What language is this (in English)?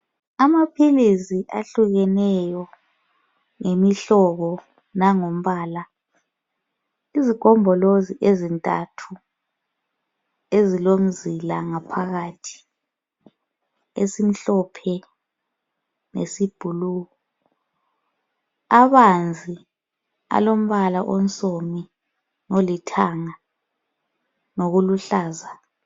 North Ndebele